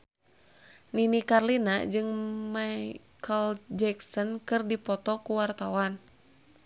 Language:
Sundanese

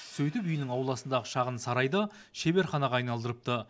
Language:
Kazakh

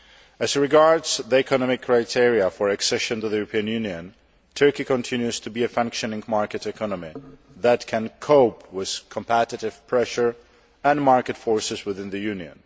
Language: English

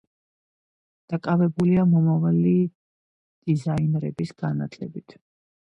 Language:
Georgian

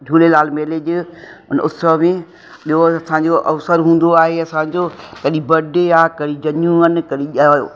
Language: Sindhi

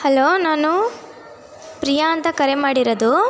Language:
Kannada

